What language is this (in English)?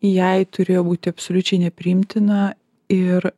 Lithuanian